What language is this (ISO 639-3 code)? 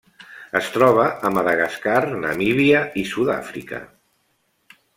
cat